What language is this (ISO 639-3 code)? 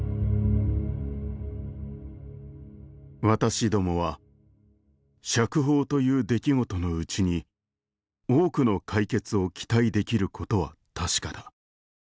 jpn